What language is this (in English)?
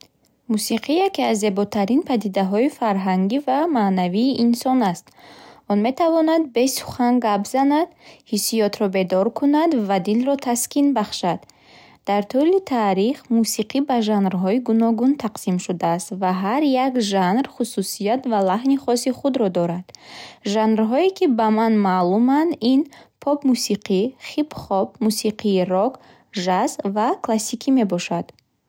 Bukharic